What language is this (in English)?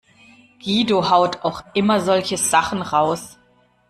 German